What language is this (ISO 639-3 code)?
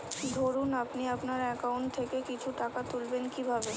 ben